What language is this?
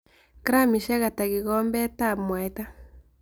Kalenjin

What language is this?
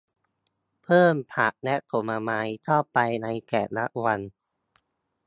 Thai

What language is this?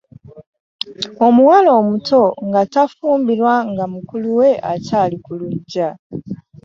Ganda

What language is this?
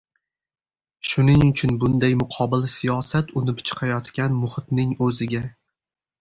Uzbek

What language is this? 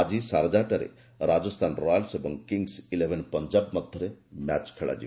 Odia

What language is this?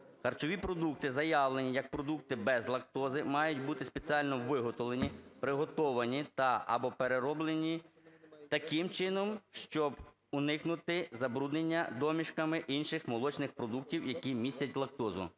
Ukrainian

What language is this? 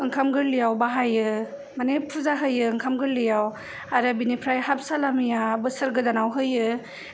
Bodo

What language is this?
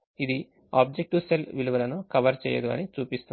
Telugu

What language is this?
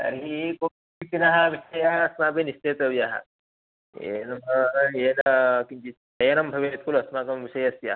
Sanskrit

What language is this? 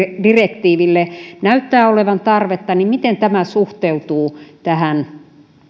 Finnish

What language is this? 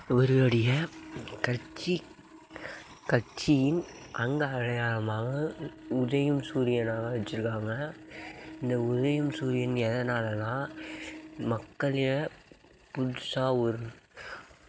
Tamil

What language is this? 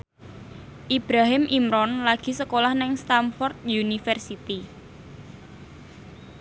Javanese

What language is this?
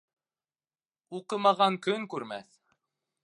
Bashkir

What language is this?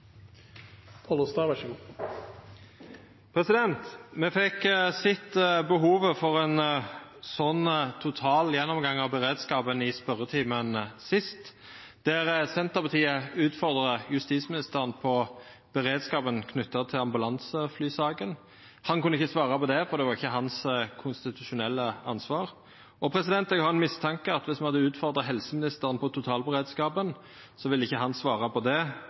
Norwegian Nynorsk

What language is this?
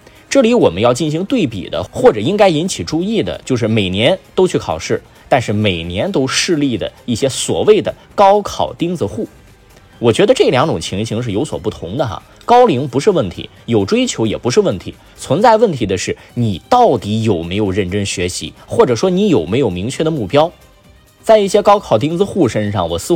Chinese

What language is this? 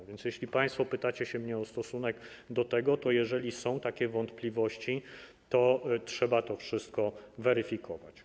Polish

